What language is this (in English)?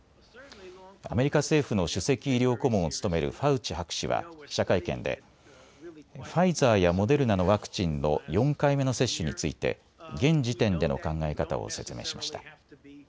Japanese